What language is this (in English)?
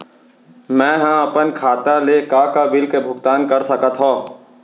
Chhattisgarhi